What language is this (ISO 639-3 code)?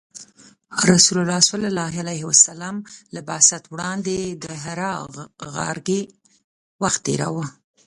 pus